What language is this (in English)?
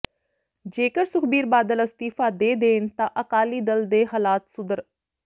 Punjabi